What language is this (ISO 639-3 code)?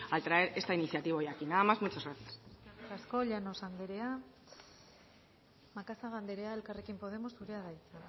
eus